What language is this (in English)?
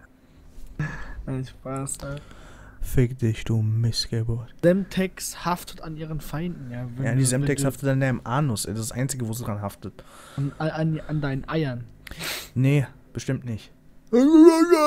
German